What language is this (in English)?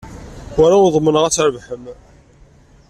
Kabyle